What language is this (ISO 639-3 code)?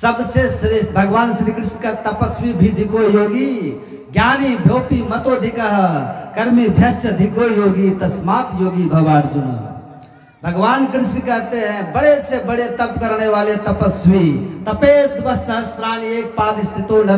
hin